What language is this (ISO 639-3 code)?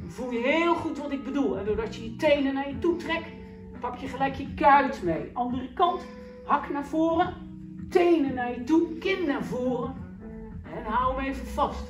nld